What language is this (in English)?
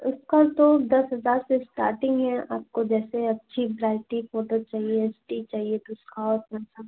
Hindi